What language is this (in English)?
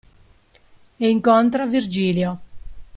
Italian